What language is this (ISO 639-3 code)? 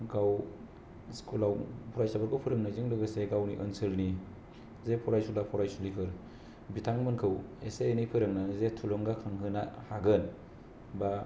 brx